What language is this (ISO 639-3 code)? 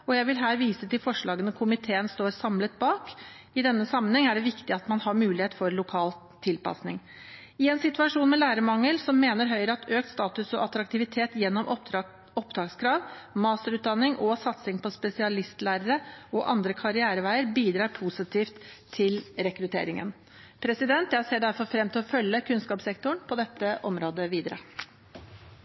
nob